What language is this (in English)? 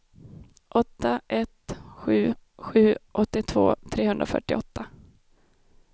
Swedish